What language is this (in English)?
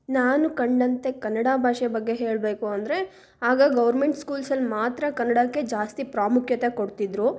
Kannada